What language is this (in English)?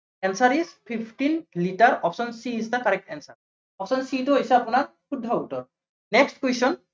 Assamese